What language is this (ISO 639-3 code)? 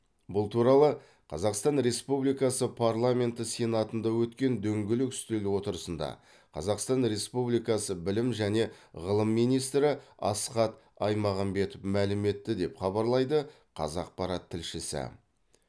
kaz